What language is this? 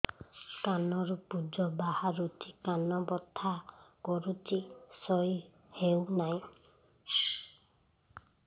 Odia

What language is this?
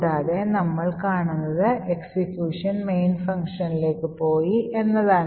Malayalam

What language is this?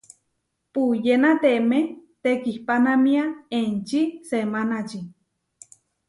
Huarijio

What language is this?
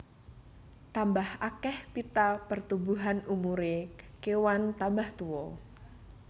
Javanese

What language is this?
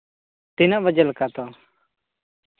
Santali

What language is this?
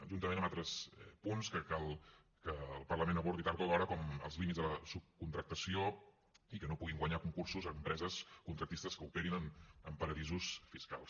Catalan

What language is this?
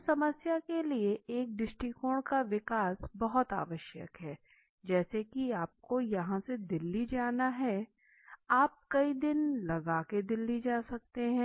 Hindi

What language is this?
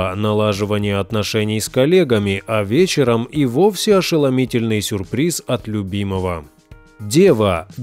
Russian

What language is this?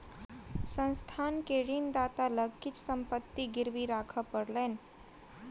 Maithili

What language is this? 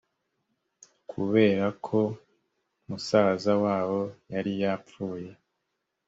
Kinyarwanda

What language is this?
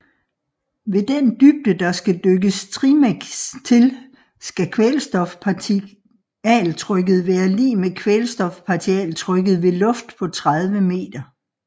Danish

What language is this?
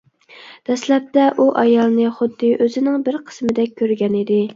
Uyghur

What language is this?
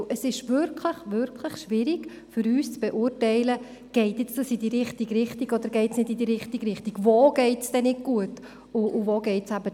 Swiss German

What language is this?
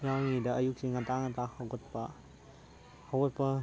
Manipuri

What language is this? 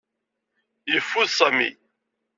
Kabyle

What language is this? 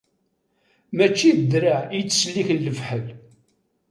Kabyle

